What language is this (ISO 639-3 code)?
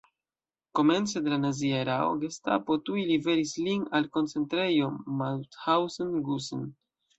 epo